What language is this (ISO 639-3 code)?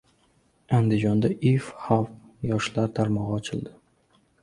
uzb